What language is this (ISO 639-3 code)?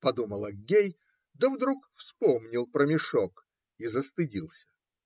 rus